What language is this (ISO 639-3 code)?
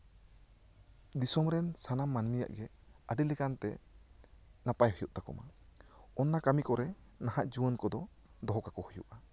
sat